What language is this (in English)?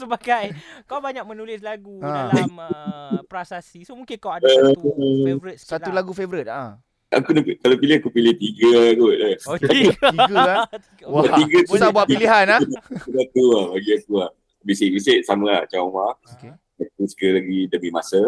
Malay